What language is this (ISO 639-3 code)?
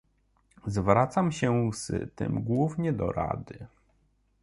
pol